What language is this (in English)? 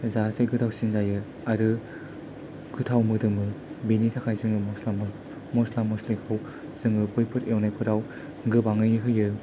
Bodo